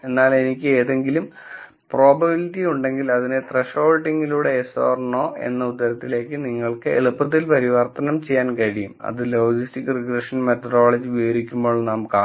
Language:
Malayalam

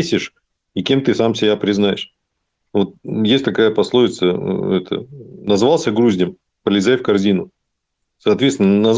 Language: Russian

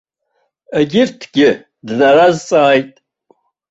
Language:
Abkhazian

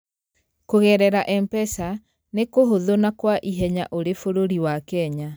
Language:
Kikuyu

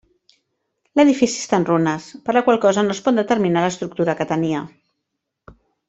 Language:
Catalan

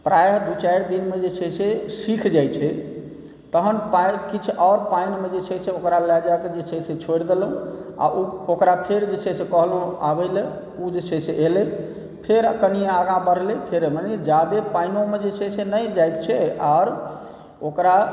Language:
Maithili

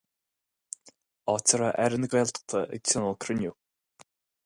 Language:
Irish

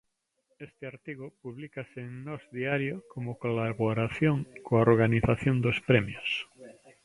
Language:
Galician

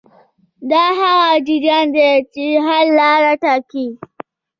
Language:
Pashto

